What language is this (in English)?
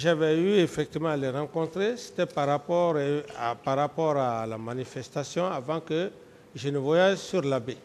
French